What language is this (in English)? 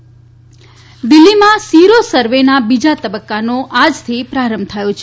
Gujarati